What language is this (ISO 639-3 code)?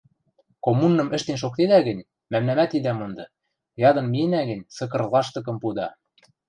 mrj